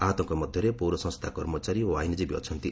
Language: Odia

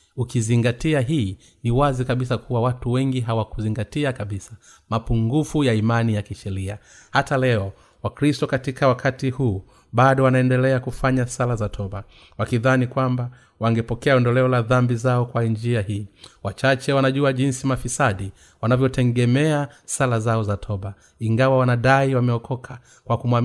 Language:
Swahili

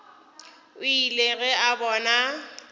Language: Northern Sotho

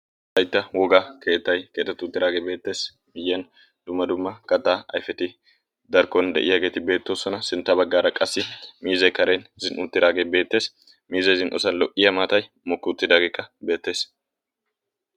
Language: Wolaytta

